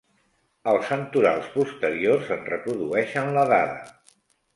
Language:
Catalan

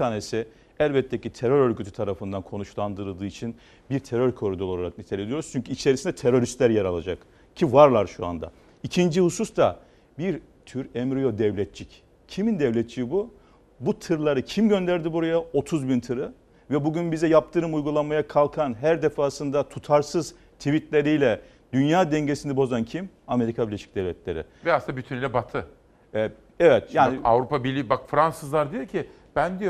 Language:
Turkish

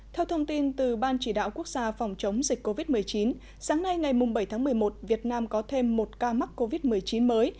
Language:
Vietnamese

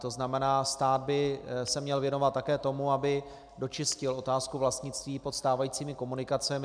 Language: Czech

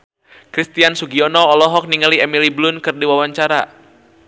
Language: Sundanese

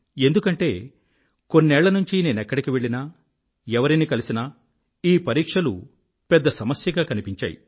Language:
Telugu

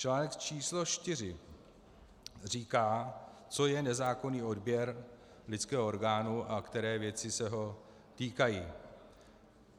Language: Czech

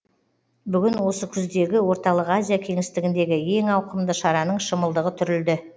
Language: Kazakh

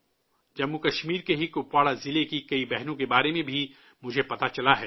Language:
Urdu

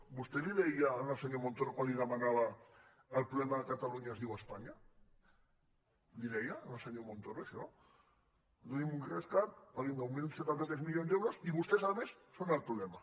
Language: Catalan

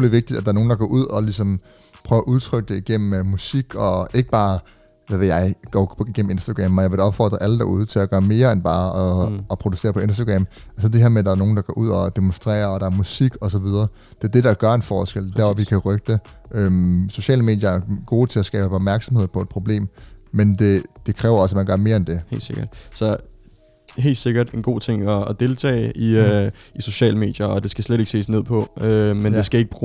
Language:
Danish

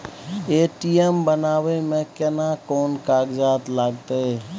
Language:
Maithili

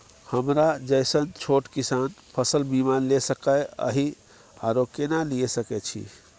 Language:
Maithili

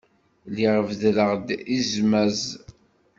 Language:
Kabyle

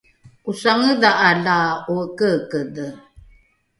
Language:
Rukai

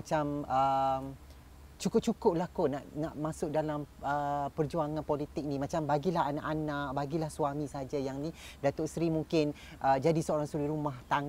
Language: Malay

